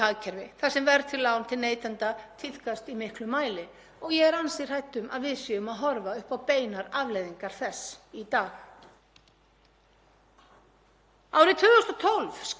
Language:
Icelandic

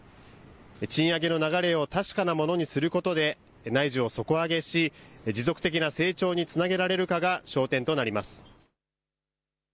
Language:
Japanese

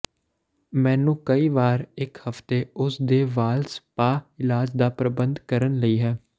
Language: Punjabi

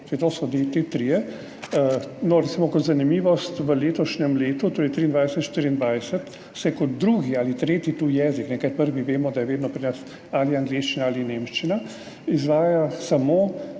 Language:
Slovenian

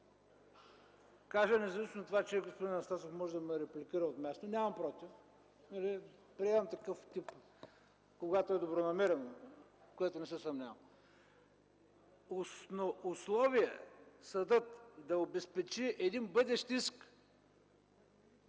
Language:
Bulgarian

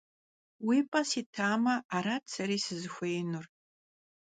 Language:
Kabardian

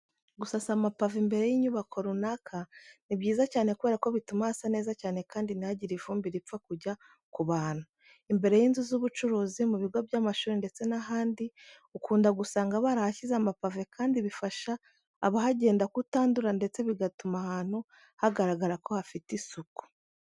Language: Kinyarwanda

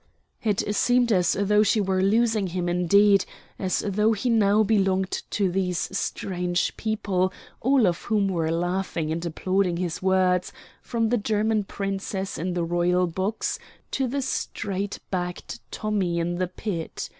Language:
English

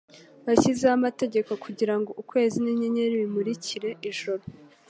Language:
Kinyarwanda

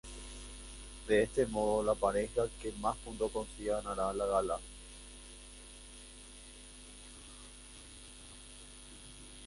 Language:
Spanish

